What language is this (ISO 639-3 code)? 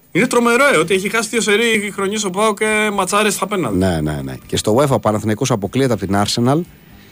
ell